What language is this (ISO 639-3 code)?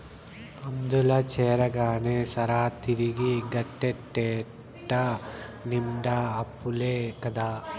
tel